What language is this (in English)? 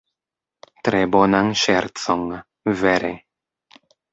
Esperanto